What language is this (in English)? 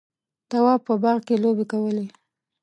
Pashto